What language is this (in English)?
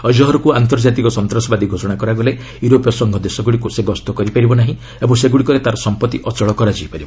Odia